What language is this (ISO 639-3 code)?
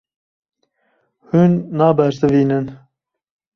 kur